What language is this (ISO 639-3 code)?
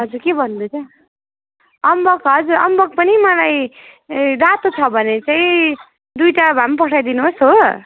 nep